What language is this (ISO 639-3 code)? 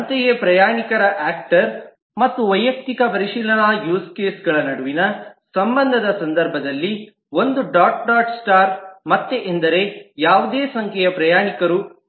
kan